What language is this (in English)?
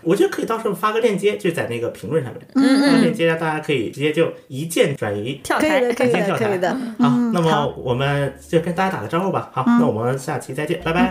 Chinese